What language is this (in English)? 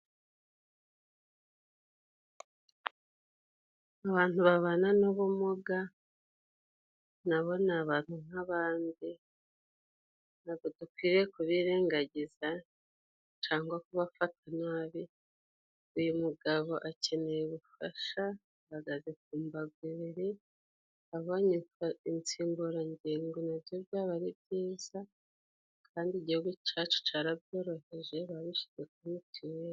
Kinyarwanda